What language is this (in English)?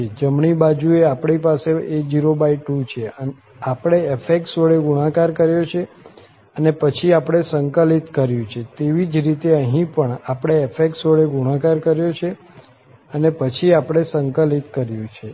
Gujarati